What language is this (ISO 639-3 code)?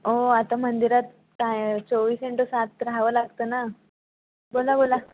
mar